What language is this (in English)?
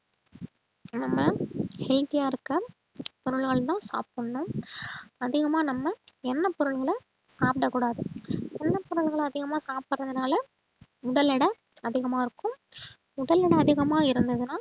Tamil